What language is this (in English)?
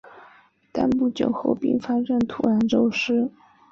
Chinese